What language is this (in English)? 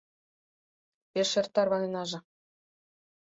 Mari